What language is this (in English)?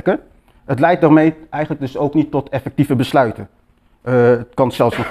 Dutch